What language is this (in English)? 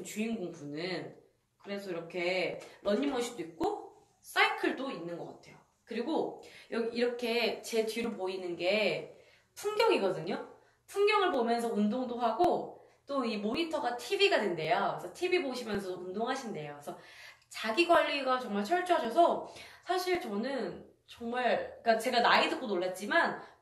Korean